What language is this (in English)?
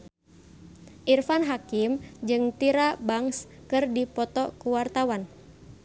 Sundanese